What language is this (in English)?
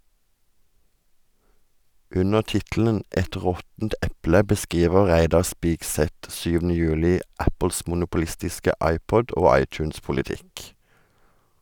Norwegian